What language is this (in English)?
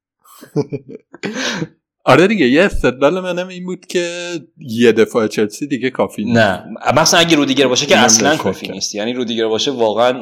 Persian